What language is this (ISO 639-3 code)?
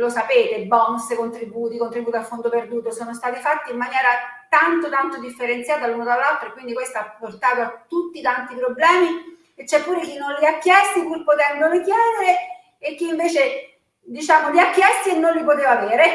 ita